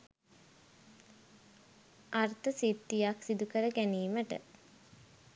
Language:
Sinhala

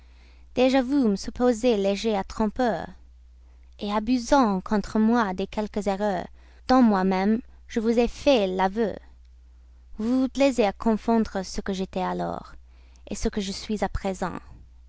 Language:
French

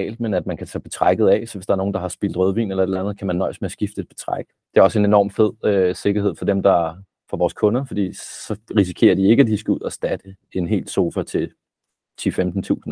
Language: Danish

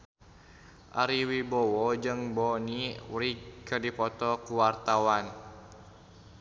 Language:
Sundanese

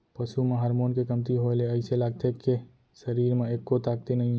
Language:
Chhattisgarhi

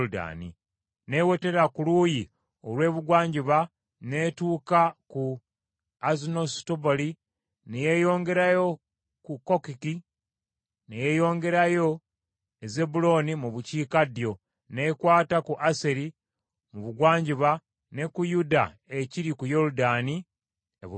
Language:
Ganda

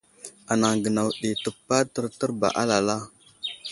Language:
Wuzlam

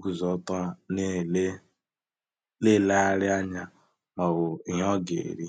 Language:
Igbo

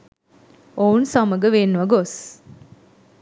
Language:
Sinhala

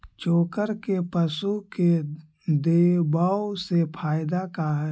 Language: Magahi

